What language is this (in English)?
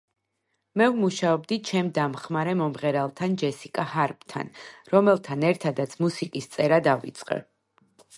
Georgian